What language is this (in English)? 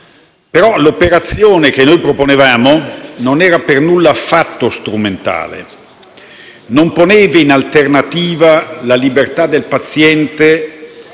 Italian